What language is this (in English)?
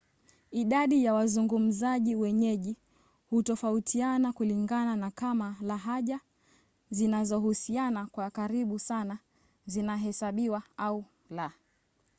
Swahili